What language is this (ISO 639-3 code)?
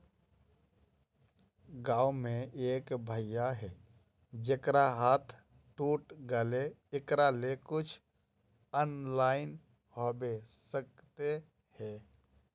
mag